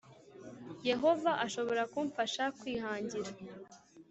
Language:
Kinyarwanda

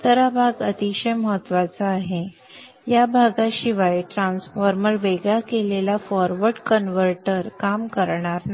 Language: Marathi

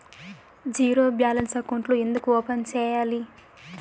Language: Telugu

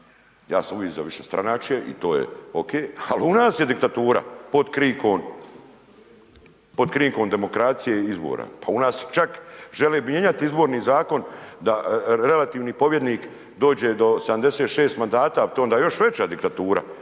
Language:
Croatian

